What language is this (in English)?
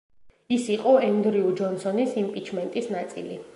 Georgian